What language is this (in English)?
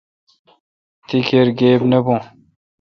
Kalkoti